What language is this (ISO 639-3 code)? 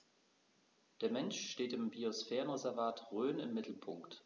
deu